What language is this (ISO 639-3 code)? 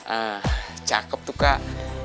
ind